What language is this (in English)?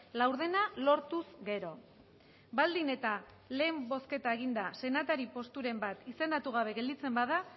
Basque